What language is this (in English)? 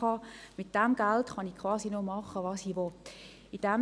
Swiss German